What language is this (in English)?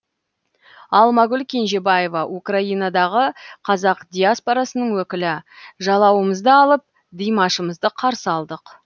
Kazakh